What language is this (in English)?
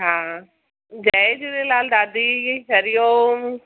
Sindhi